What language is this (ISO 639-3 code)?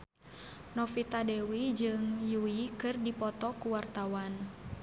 sun